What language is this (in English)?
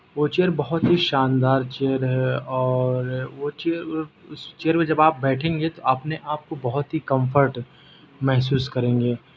Urdu